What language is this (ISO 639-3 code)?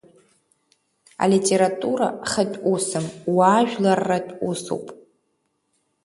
abk